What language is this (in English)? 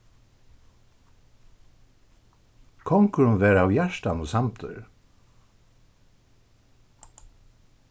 Faroese